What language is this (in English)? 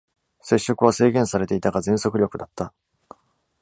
Japanese